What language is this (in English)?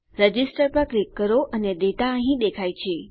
Gujarati